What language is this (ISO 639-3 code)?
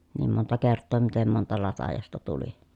fin